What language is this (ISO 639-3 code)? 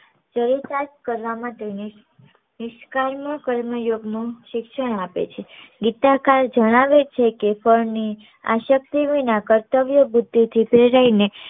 guj